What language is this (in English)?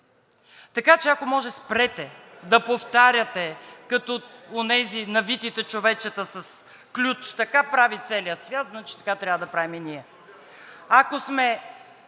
Bulgarian